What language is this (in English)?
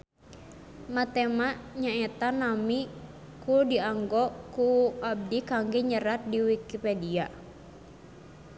Sundanese